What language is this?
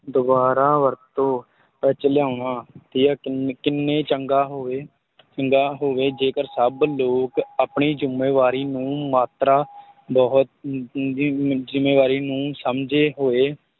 Punjabi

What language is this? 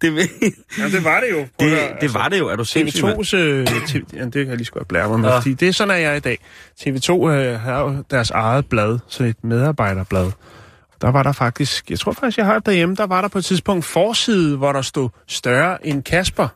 Danish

